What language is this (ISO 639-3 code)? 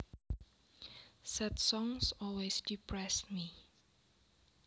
jav